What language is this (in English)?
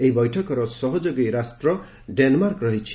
Odia